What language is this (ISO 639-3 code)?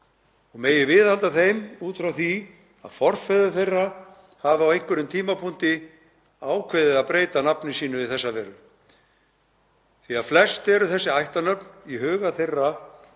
isl